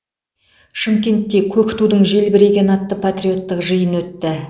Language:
Kazakh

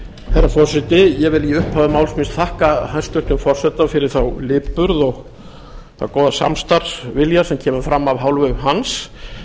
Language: Icelandic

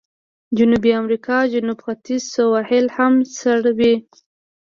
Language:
Pashto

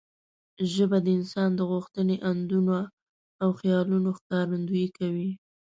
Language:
Pashto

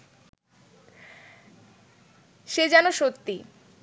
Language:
Bangla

